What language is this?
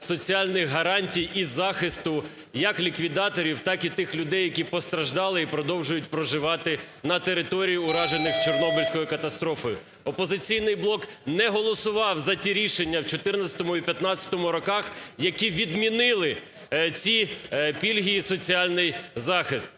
Ukrainian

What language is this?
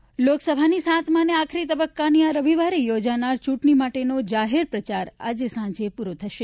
Gujarati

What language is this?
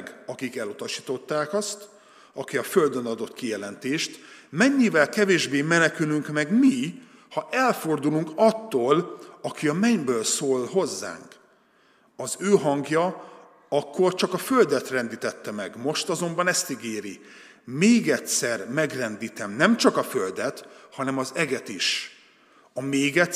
Hungarian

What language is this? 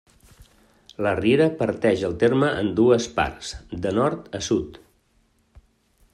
Catalan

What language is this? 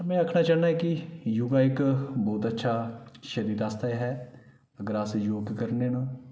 Dogri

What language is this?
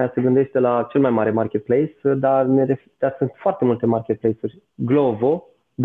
Romanian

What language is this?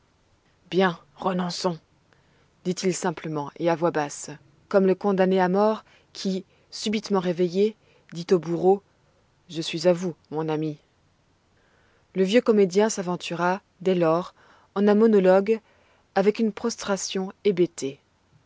French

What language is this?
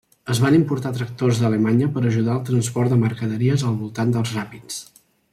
Catalan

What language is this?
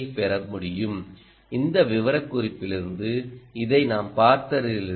Tamil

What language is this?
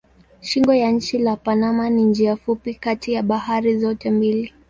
Swahili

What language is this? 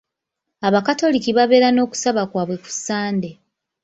Ganda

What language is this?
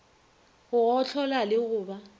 Northern Sotho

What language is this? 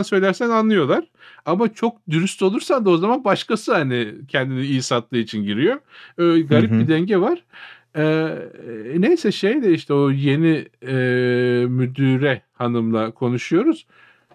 Turkish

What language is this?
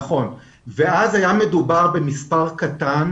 Hebrew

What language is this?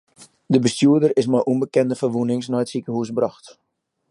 Western Frisian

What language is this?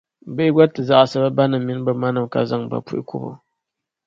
Dagbani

